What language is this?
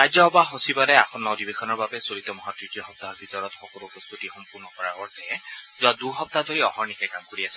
Assamese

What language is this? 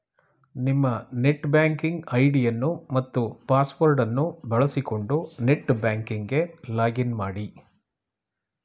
Kannada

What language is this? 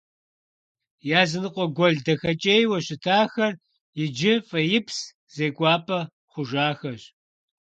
Kabardian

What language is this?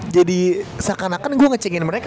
Indonesian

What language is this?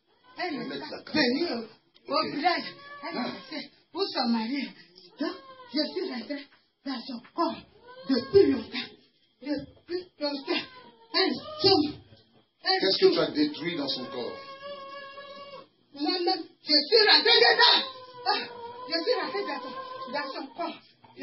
French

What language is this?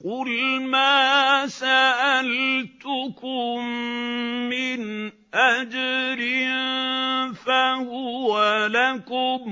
Arabic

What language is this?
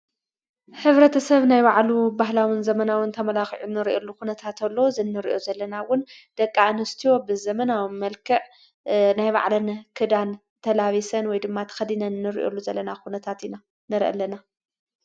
Tigrinya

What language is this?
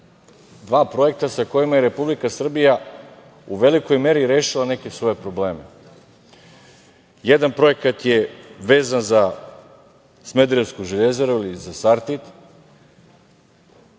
Serbian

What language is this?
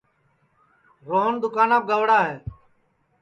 Sansi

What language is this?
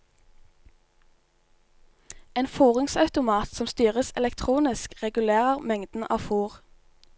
Norwegian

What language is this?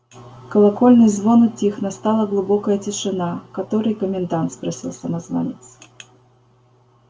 Russian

